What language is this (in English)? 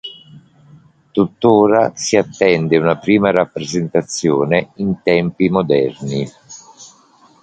Italian